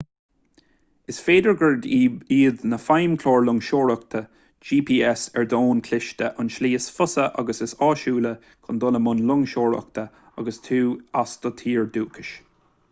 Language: Irish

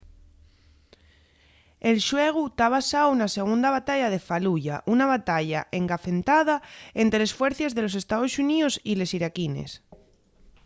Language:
Asturian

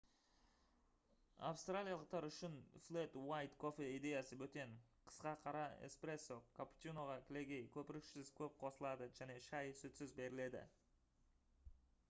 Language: Kazakh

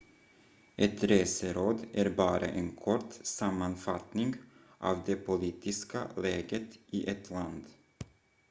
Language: Swedish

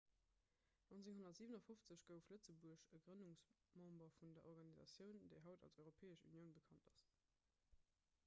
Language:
Luxembourgish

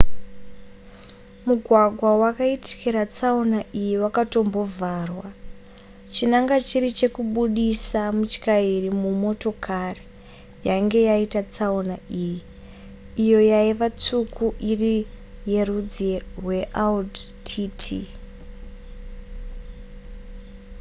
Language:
Shona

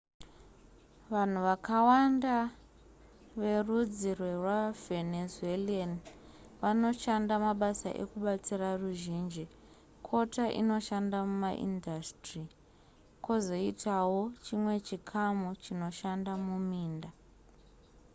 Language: Shona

